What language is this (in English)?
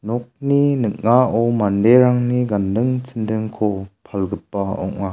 Garo